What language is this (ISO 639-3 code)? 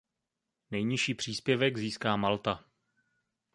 ces